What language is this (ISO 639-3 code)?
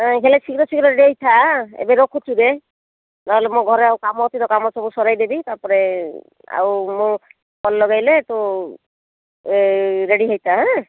ori